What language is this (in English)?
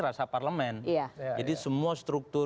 Indonesian